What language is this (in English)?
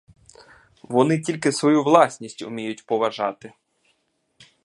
Ukrainian